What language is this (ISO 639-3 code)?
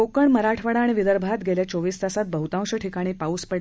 mar